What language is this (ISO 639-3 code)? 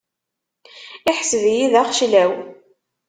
kab